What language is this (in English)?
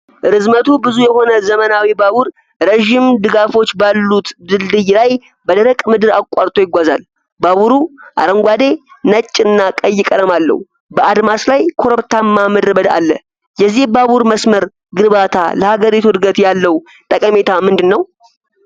Amharic